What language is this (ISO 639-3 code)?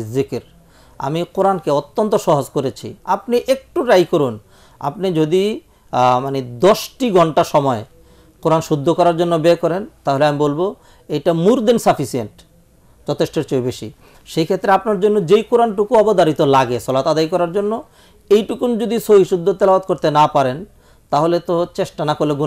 ita